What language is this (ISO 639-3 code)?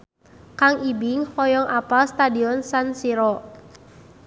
sun